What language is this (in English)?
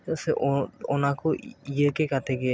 Santali